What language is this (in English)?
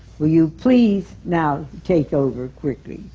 English